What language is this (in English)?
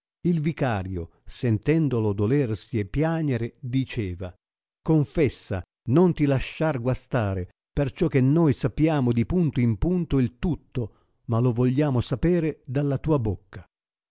Italian